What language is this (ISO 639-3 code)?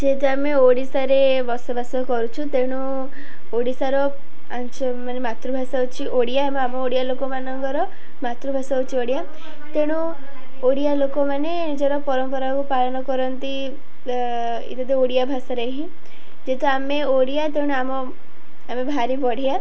ori